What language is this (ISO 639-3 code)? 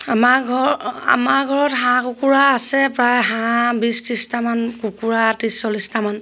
asm